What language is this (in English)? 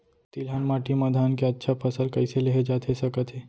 Chhattisgarhi